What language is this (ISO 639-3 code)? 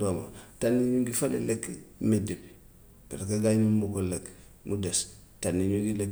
wof